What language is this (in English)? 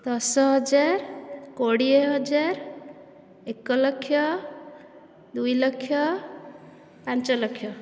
Odia